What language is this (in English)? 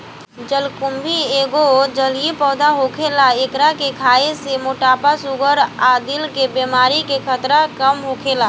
Bhojpuri